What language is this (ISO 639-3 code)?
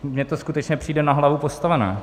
ces